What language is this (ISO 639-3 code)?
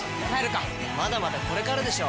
jpn